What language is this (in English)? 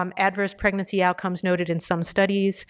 English